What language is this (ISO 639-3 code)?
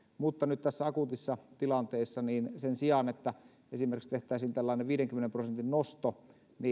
fin